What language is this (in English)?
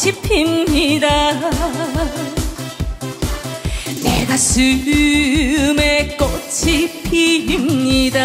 Korean